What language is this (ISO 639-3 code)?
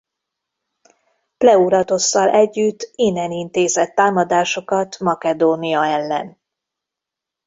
hun